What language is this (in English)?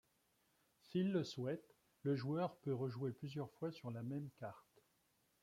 French